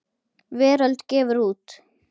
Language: Icelandic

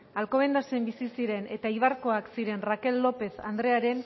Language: Basque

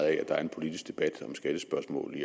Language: Danish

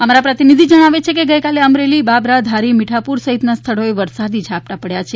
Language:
Gujarati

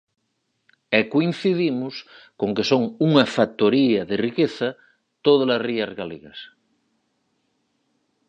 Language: Galician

